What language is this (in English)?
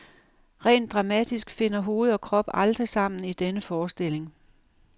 Danish